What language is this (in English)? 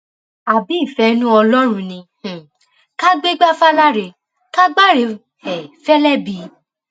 Yoruba